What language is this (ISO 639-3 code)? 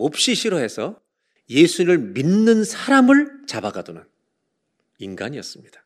kor